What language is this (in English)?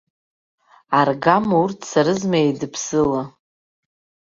Abkhazian